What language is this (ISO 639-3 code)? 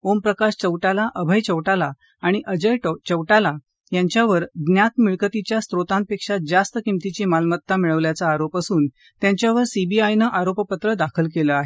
mar